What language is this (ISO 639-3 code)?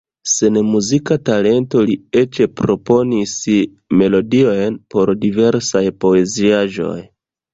epo